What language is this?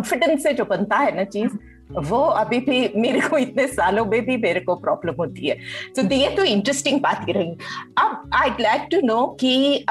Hindi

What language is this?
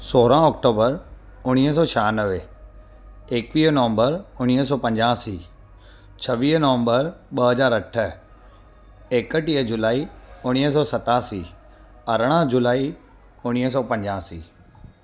Sindhi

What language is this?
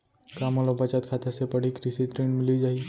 Chhattisgarhi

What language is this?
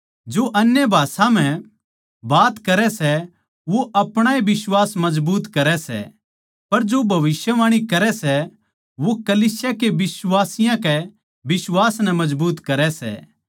Haryanvi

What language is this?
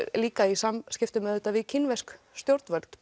Icelandic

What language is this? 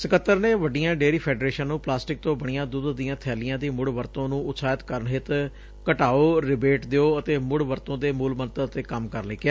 Punjabi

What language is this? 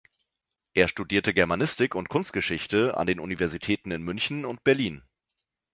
German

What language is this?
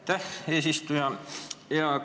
Estonian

